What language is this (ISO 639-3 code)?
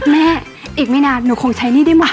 tha